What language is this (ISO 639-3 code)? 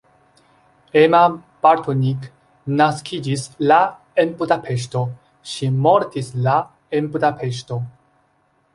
epo